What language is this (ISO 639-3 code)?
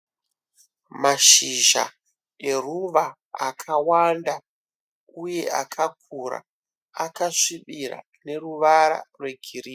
sna